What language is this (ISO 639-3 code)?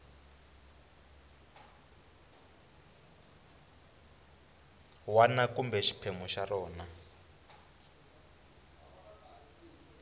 tso